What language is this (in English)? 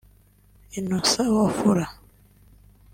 Kinyarwanda